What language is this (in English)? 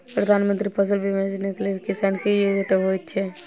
Maithili